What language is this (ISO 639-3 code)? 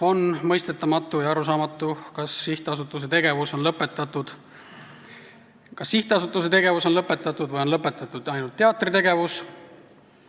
est